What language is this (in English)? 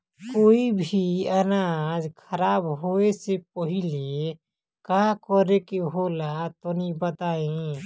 Bhojpuri